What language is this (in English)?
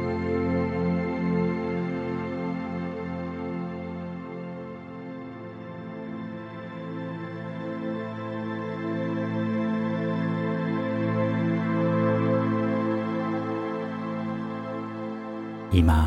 Japanese